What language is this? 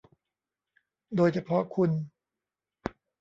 Thai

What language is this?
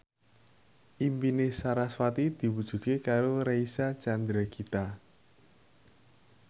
Javanese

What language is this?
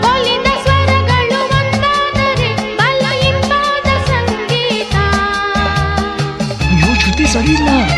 Kannada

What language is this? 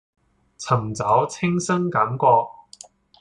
Cantonese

